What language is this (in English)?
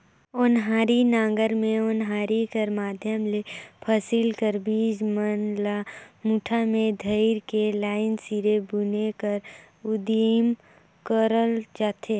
Chhattisgarhi